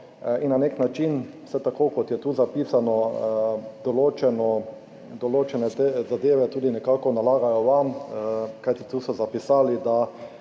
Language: Slovenian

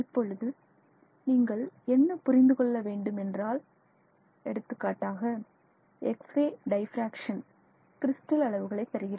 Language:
Tamil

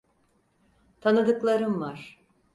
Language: Turkish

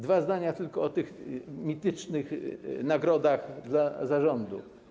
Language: Polish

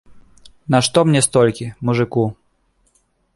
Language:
Belarusian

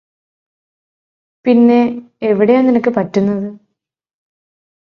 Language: Malayalam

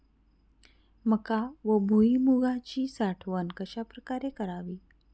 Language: Marathi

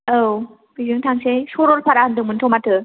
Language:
Bodo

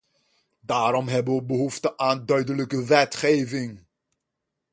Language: Dutch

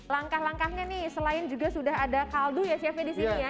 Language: Indonesian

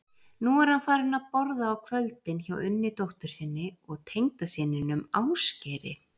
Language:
Icelandic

